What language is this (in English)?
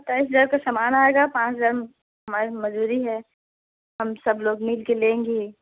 Hindi